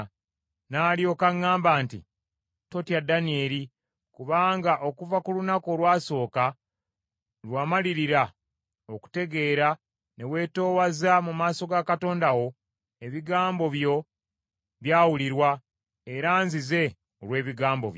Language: Ganda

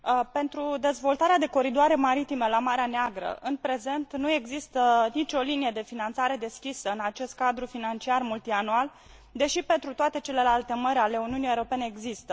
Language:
Romanian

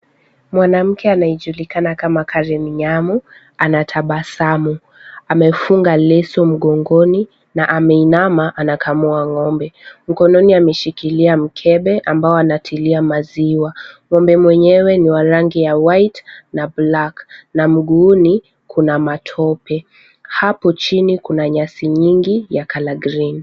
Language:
Swahili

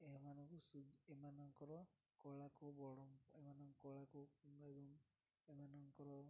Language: Odia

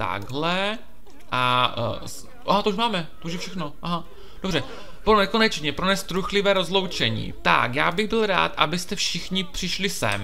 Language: Czech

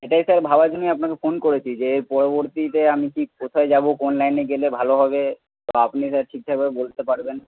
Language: Bangla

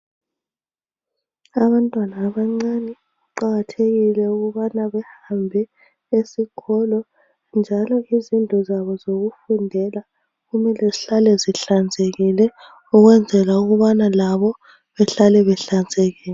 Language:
North Ndebele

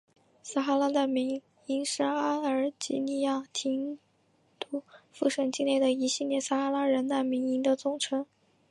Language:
Chinese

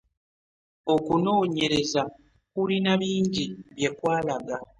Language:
Ganda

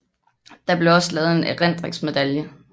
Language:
Danish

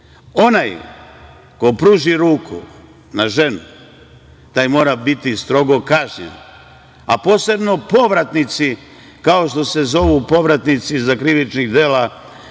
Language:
Serbian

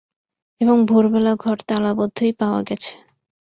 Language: Bangla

